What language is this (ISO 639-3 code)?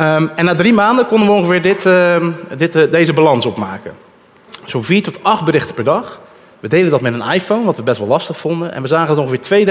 nld